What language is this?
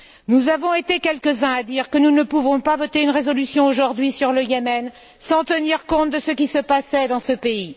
French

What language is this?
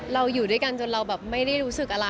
Thai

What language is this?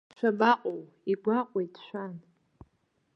Abkhazian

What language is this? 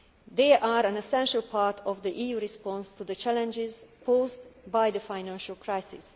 English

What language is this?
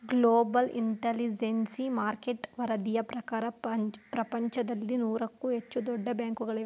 Kannada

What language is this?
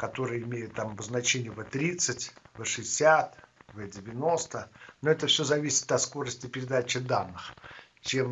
Russian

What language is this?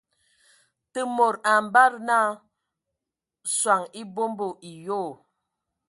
Ewondo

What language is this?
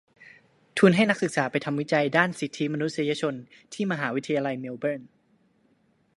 Thai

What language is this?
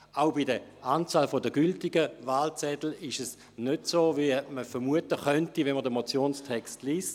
Swiss German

